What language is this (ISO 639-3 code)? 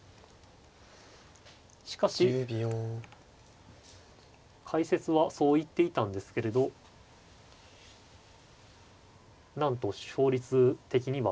jpn